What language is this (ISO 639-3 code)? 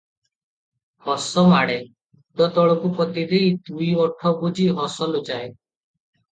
ori